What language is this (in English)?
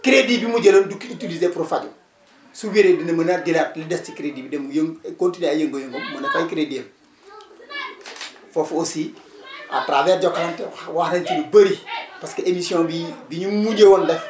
Wolof